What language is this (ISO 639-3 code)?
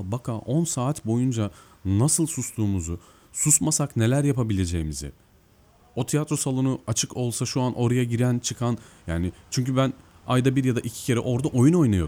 tur